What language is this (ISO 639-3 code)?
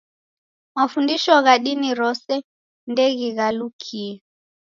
dav